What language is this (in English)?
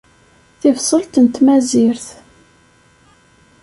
Kabyle